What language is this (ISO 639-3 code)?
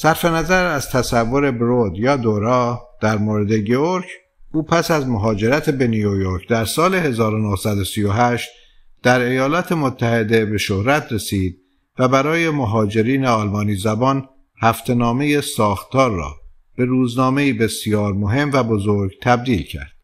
fas